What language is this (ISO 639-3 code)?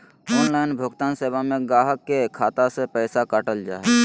mag